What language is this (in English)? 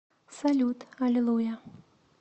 Russian